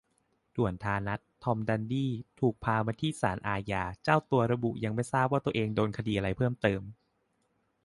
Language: Thai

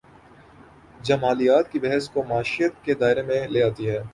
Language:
Urdu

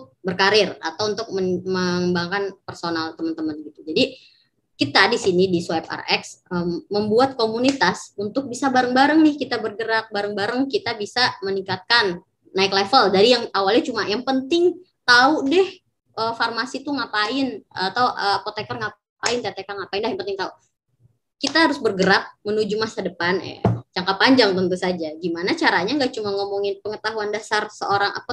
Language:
Indonesian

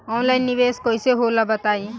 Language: Bhojpuri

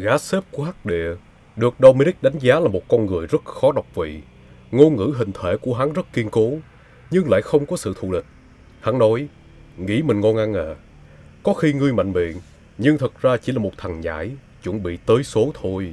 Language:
Vietnamese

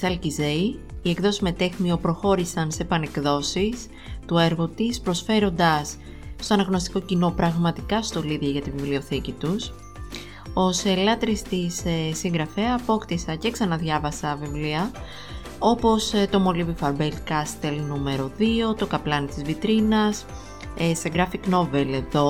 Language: Greek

